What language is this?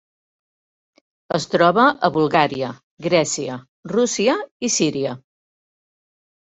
Catalan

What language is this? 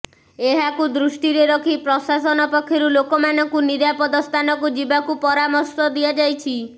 Odia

